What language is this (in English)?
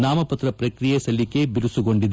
Kannada